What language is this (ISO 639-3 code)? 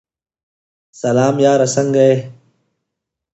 pus